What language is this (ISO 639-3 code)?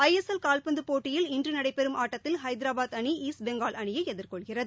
tam